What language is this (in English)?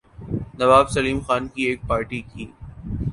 Urdu